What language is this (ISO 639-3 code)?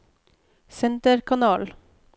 nor